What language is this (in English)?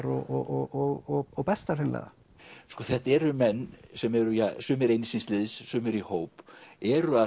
Icelandic